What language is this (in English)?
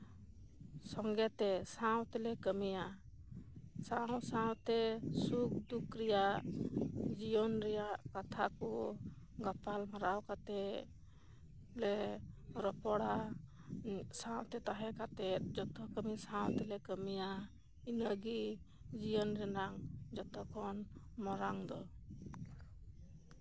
Santali